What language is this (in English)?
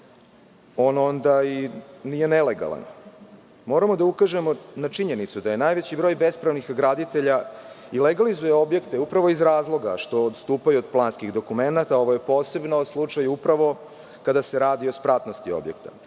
Serbian